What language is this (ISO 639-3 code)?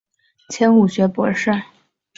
zho